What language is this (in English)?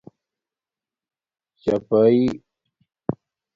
Domaaki